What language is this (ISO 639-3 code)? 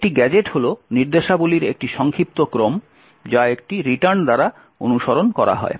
ben